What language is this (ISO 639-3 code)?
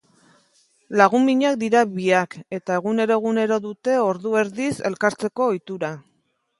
eus